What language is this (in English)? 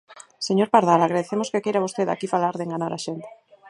Galician